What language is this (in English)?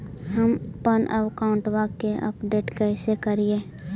Magahi